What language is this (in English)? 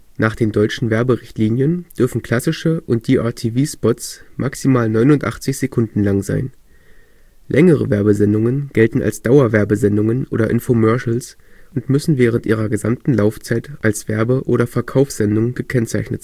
German